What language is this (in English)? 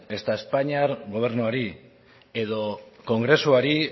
Basque